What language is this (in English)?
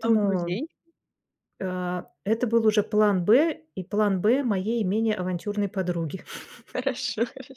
Russian